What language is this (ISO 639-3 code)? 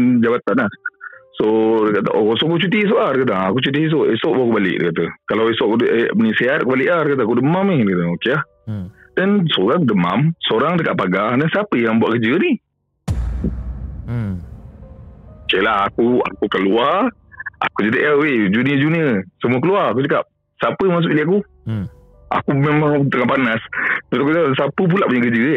msa